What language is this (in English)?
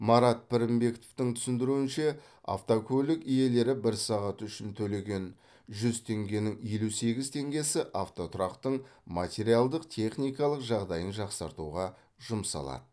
Kazakh